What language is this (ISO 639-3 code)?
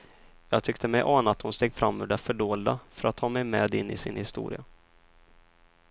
swe